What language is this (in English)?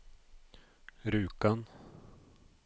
Norwegian